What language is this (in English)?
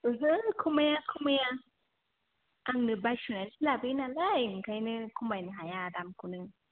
Bodo